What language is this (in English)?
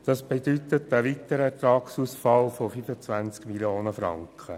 Swiss German